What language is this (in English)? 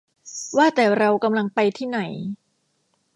Thai